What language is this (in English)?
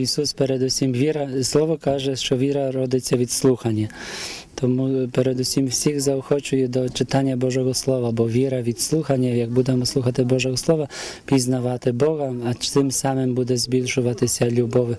Ukrainian